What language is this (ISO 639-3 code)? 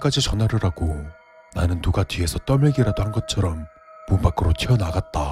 kor